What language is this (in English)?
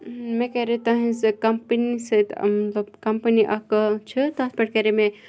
Kashmiri